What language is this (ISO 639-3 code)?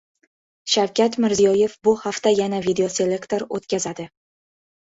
uzb